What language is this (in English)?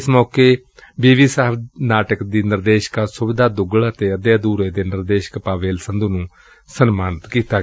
Punjabi